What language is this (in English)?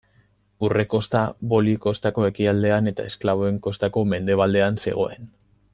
Basque